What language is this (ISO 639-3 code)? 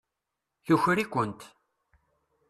kab